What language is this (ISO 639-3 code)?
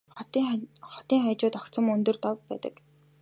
mon